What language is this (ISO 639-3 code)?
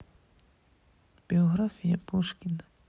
rus